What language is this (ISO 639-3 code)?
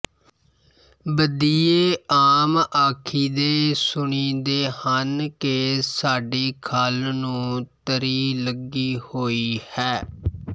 pan